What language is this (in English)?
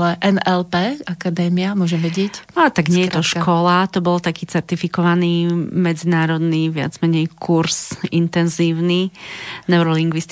Slovak